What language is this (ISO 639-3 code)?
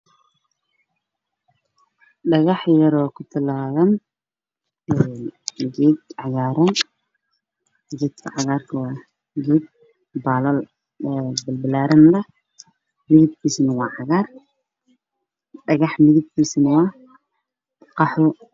som